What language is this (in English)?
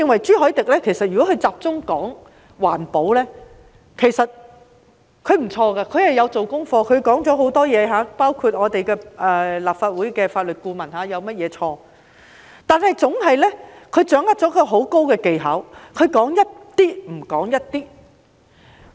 Cantonese